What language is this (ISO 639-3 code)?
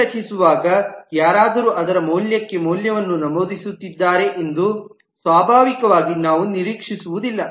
kan